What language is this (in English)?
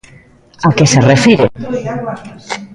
Galician